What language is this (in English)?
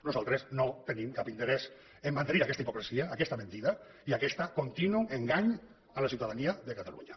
Catalan